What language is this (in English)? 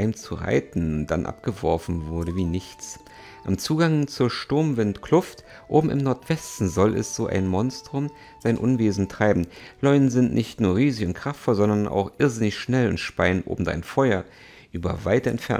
German